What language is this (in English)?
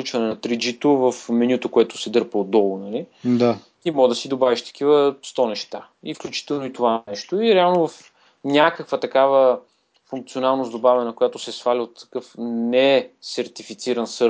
Bulgarian